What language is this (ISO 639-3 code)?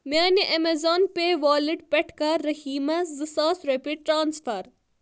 kas